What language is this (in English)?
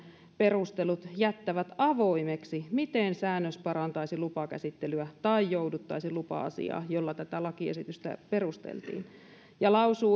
Finnish